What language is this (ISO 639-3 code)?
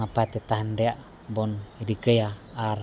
sat